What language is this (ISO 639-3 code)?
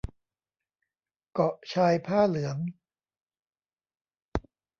tha